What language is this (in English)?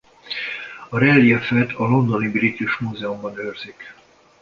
Hungarian